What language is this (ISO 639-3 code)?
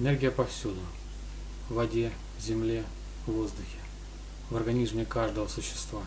rus